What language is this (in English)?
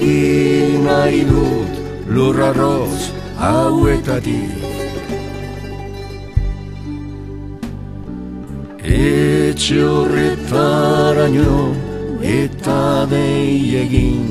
Romanian